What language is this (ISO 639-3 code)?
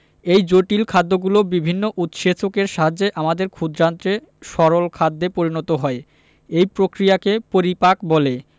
ben